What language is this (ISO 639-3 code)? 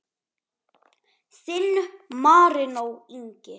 isl